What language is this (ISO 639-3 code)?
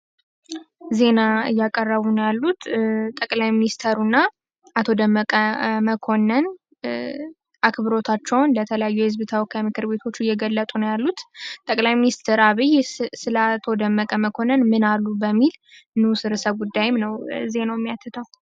amh